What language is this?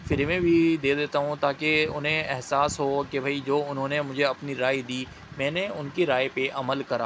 Urdu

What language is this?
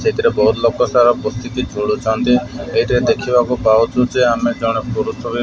Odia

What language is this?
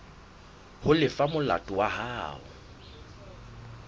Southern Sotho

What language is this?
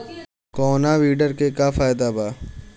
Bhojpuri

